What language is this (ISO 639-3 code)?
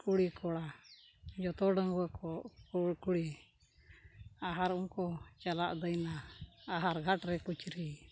sat